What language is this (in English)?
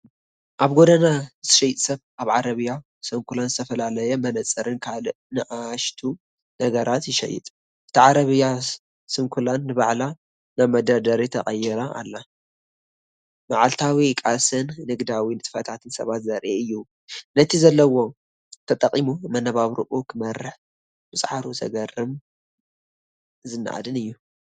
Tigrinya